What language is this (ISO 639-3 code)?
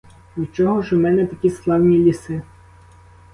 ukr